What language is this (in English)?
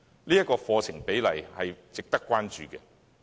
Cantonese